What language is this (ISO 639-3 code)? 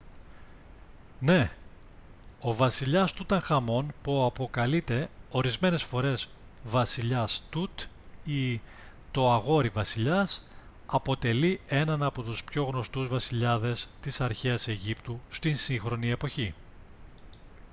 ell